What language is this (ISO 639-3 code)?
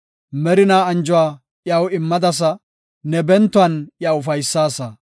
gof